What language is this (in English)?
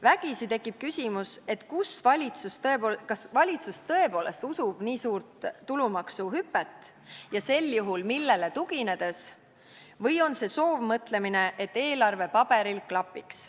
Estonian